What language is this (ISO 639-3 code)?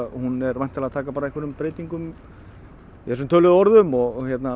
isl